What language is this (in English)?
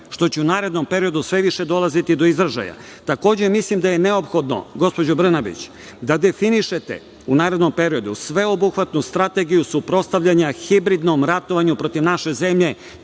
Serbian